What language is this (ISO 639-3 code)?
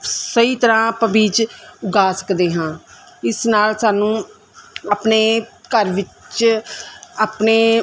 pan